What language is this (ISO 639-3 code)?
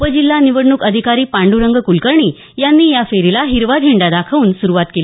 mar